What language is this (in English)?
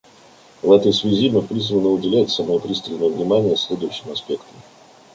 Russian